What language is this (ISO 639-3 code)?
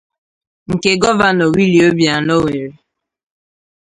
ibo